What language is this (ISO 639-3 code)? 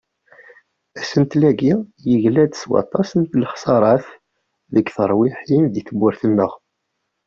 kab